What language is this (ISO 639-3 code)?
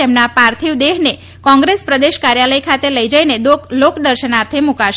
guj